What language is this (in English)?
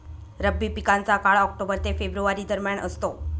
Marathi